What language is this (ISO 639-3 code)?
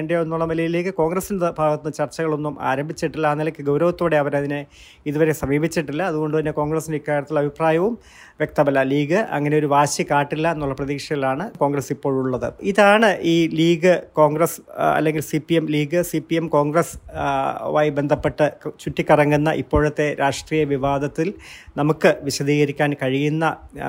mal